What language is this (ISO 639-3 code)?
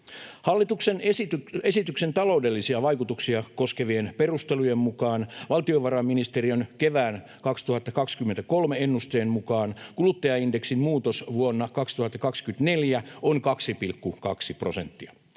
fin